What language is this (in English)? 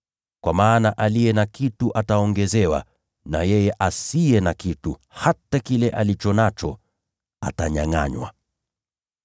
Swahili